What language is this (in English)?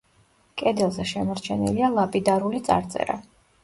Georgian